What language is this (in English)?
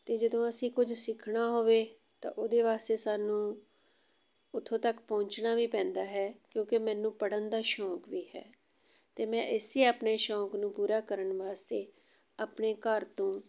Punjabi